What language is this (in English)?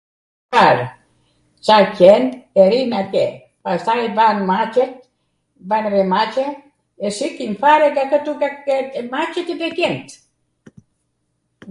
Arvanitika Albanian